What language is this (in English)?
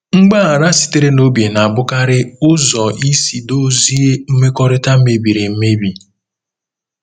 Igbo